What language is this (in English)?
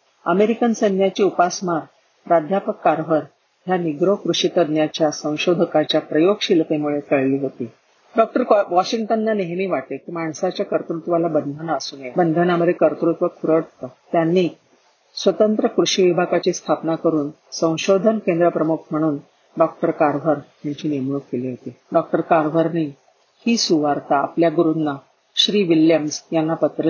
Marathi